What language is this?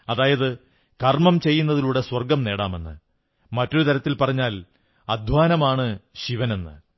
Malayalam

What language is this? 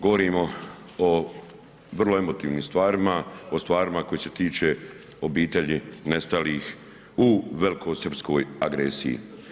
Croatian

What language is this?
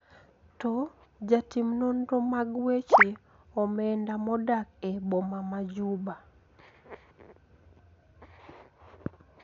Luo (Kenya and Tanzania)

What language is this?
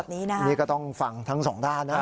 Thai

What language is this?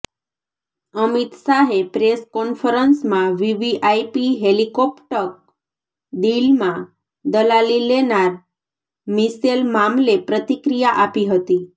Gujarati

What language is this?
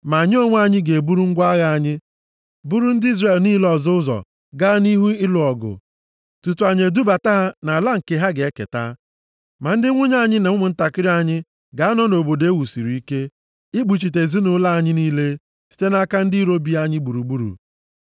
Igbo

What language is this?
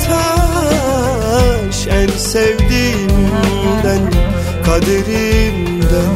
Turkish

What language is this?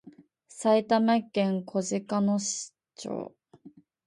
Japanese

